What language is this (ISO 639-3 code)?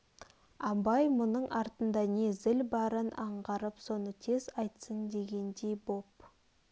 kaz